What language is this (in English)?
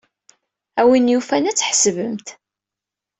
Kabyle